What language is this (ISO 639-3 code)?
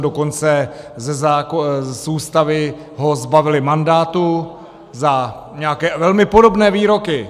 ces